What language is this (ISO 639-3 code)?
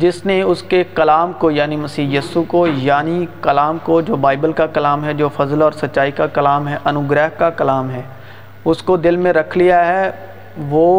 urd